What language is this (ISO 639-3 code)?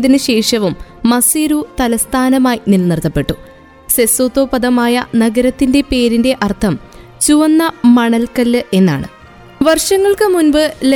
mal